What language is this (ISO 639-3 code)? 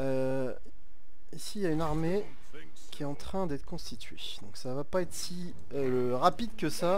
fra